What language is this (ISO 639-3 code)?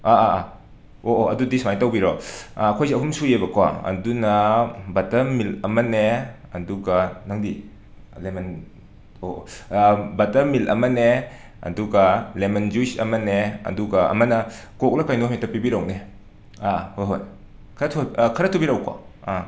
mni